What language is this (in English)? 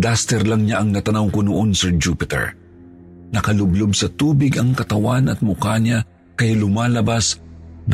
Filipino